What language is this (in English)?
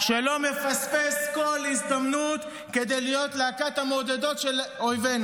Hebrew